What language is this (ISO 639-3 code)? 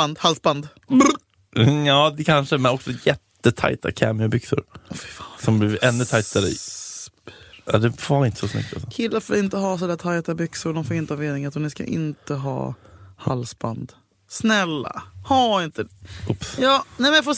swe